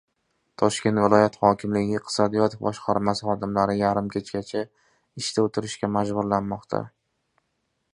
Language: Uzbek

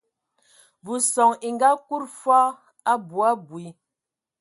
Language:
Ewondo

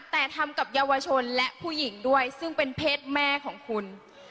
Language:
Thai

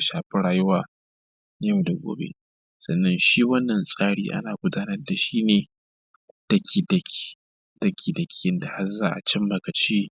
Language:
Hausa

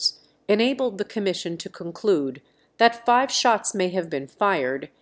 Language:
Russian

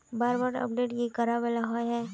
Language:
Magahi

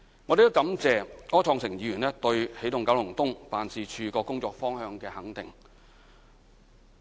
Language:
Cantonese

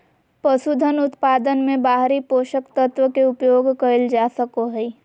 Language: Magahi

